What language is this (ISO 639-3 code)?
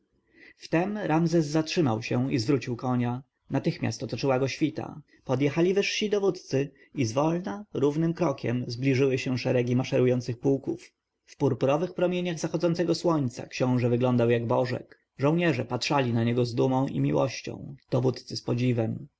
pol